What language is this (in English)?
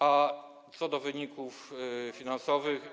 Polish